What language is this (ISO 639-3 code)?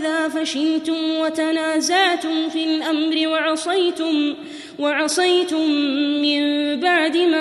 ara